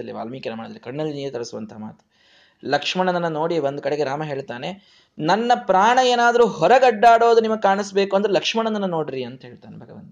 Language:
Kannada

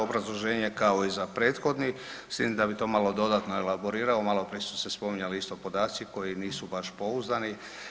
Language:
Croatian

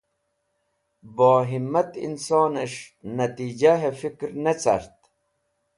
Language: Wakhi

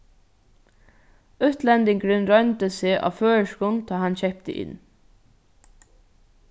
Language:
Faroese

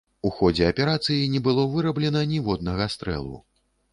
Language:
Belarusian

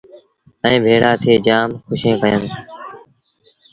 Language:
Sindhi Bhil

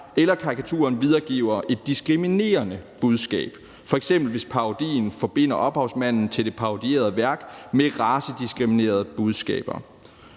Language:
Danish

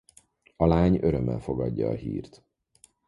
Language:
Hungarian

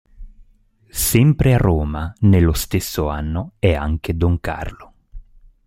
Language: Italian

